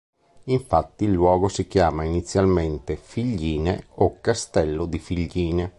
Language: Italian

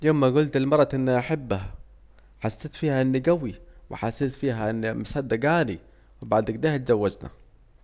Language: Saidi Arabic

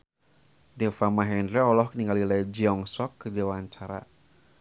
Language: Sundanese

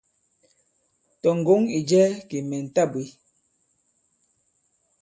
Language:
Bankon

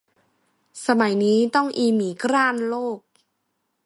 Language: Thai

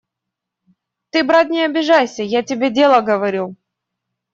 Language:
Russian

